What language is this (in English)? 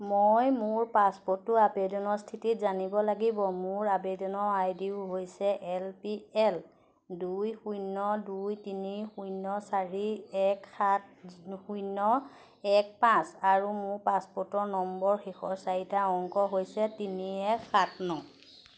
Assamese